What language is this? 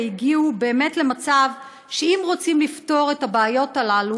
Hebrew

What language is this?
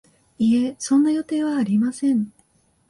Japanese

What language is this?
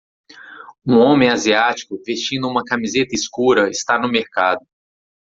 Portuguese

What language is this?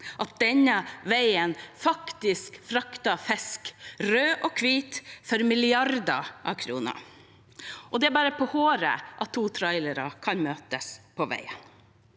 Norwegian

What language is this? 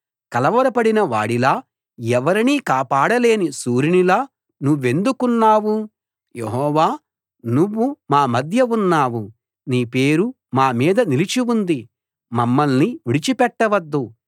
Telugu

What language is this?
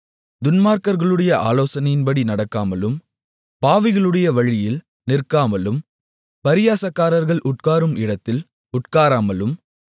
Tamil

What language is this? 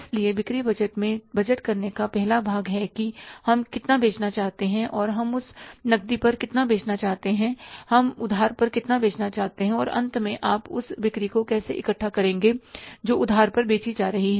Hindi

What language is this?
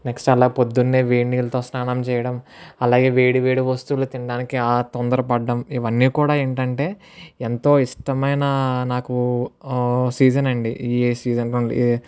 Telugu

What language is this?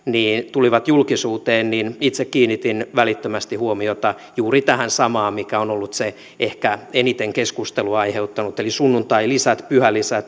Finnish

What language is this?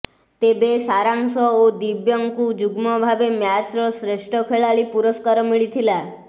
Odia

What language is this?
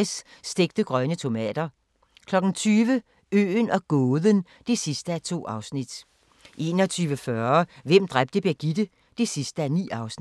Danish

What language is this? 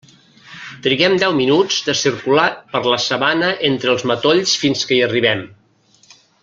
Catalan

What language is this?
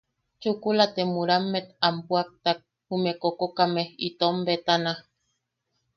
Yaqui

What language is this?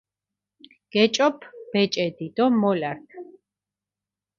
Mingrelian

